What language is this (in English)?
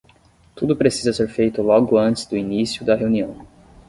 Portuguese